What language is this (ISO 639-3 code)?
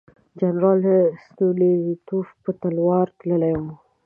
pus